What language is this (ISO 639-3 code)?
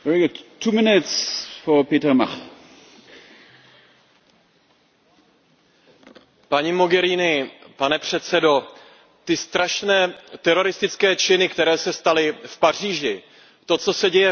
ces